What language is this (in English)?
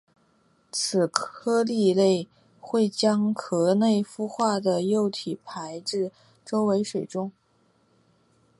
Chinese